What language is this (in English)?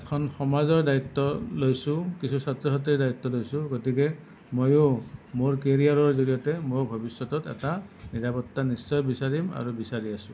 Assamese